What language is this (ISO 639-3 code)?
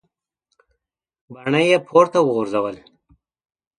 pus